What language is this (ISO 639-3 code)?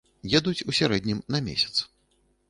bel